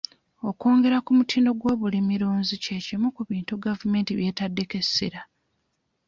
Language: Ganda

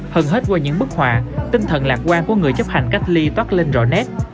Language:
Vietnamese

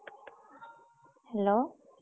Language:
Odia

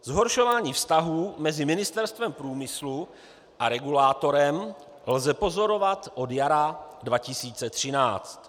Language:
Czech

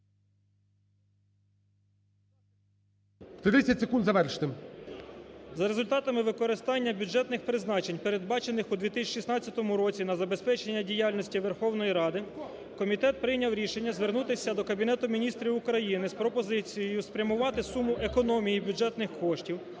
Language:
Ukrainian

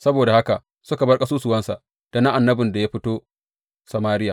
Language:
Hausa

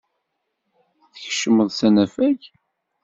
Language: Kabyle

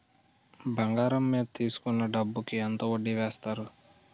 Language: Telugu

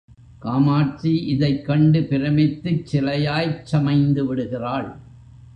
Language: Tamil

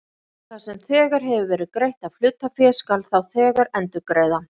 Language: Icelandic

